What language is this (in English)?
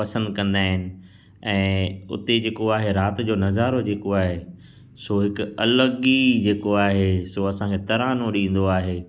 Sindhi